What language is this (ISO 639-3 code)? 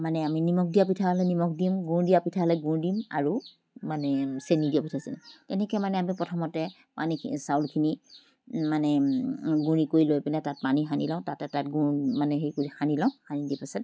asm